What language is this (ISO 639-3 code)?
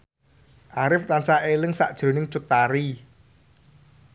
jav